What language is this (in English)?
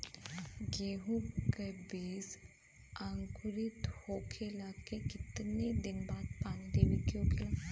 Bhojpuri